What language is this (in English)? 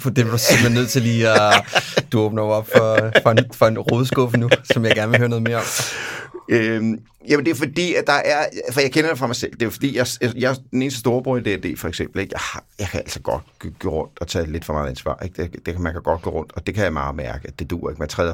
Danish